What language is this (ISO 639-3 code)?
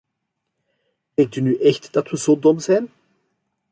nld